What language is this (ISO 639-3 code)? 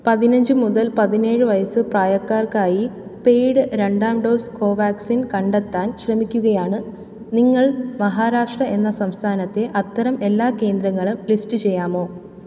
mal